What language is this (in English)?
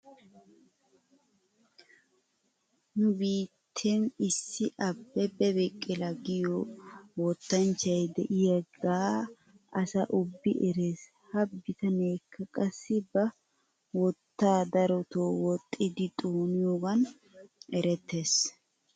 Wolaytta